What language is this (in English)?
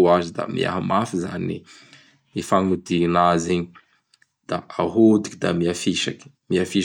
Bara Malagasy